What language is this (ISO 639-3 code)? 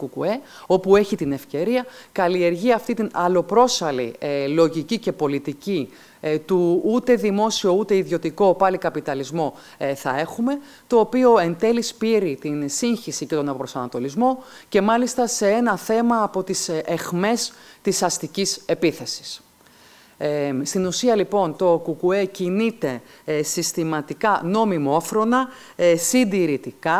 ell